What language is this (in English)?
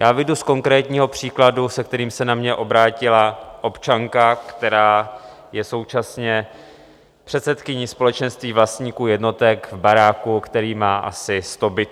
Czech